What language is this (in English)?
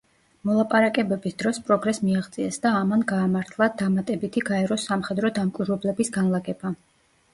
Georgian